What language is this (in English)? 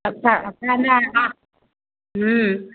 Maithili